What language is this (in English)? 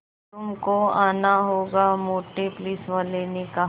Hindi